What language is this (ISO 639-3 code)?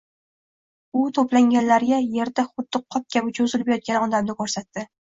uzb